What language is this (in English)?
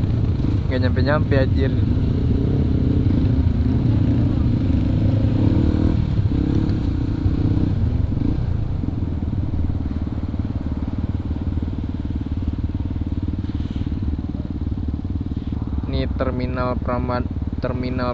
Indonesian